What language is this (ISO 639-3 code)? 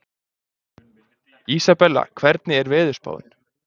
isl